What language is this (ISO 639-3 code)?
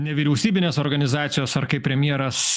lit